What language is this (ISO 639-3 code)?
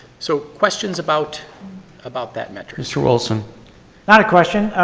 eng